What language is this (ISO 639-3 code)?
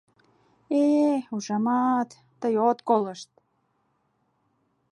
chm